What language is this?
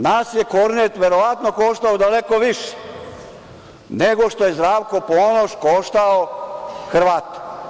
Serbian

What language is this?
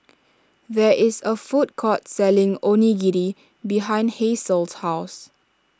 English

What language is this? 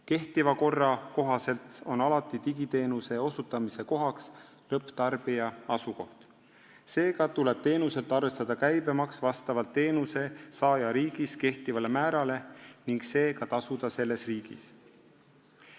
Estonian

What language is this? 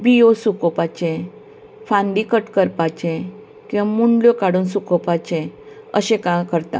Konkani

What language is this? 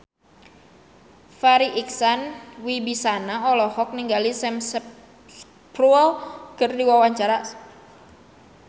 Sundanese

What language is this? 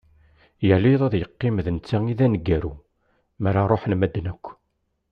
Kabyle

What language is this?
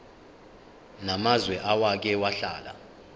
Zulu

